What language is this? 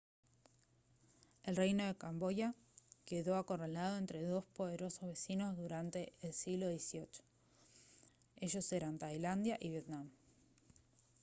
Spanish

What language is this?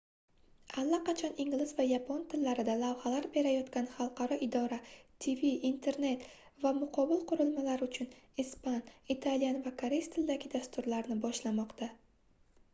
Uzbek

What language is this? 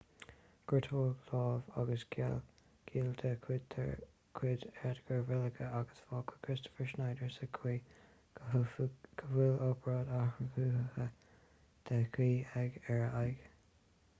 Irish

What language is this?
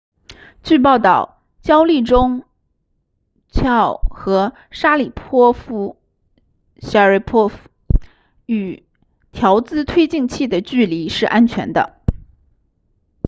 Chinese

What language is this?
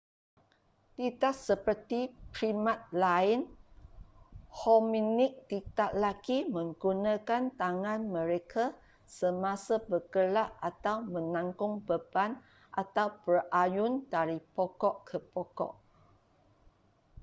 Malay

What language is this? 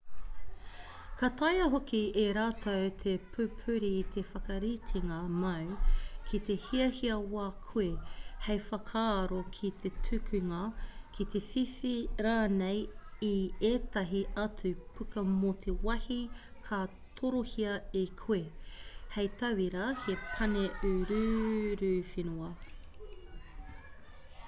Māori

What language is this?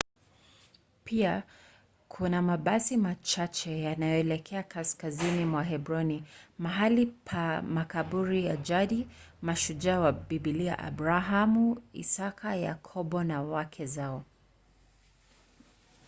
Swahili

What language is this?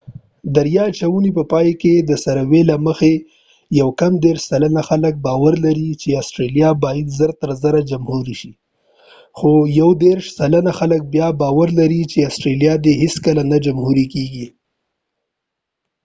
Pashto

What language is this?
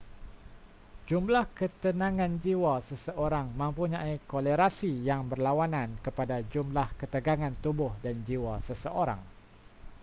Malay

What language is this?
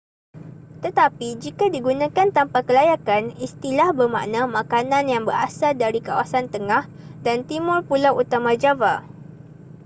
Malay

